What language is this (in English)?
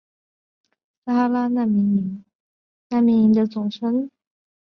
Chinese